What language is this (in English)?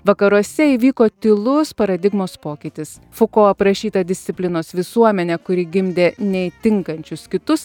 Lithuanian